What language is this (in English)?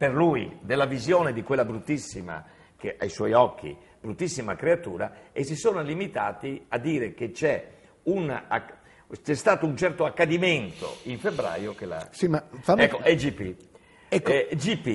Italian